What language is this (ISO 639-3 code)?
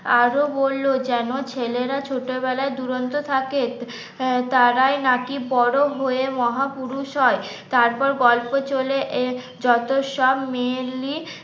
ben